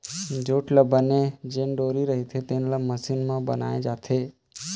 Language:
Chhattisgarhi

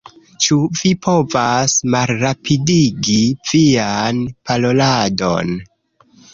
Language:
Esperanto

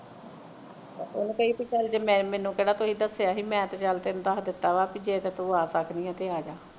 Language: Punjabi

